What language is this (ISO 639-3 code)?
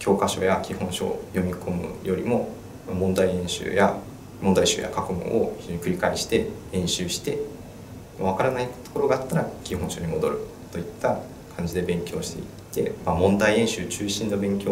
jpn